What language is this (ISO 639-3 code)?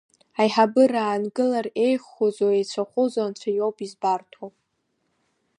abk